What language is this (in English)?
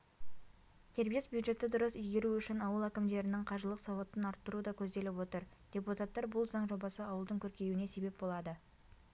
Kazakh